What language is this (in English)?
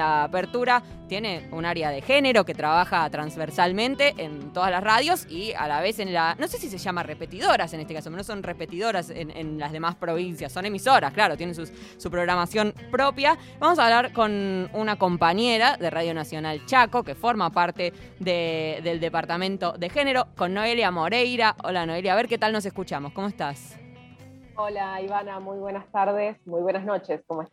Spanish